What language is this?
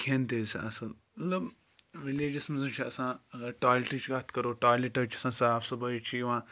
Kashmiri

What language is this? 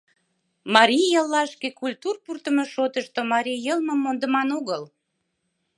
Mari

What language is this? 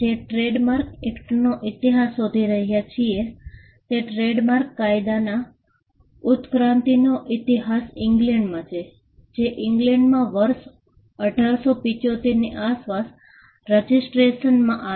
Gujarati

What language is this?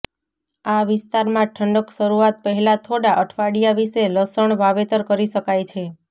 Gujarati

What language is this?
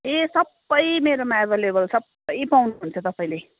Nepali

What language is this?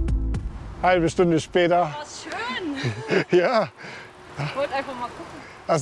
German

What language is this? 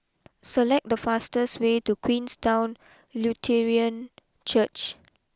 English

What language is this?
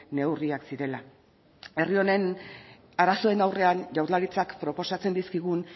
Basque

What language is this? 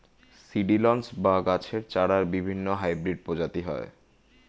Bangla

